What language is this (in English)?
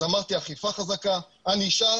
Hebrew